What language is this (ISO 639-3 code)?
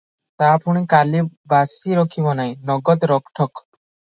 ori